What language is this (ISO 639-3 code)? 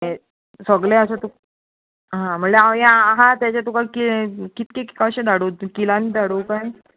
kok